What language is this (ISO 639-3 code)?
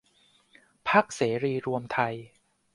tha